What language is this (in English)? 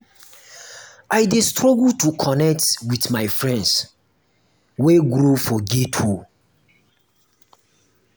Nigerian Pidgin